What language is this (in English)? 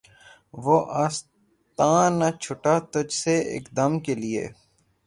Urdu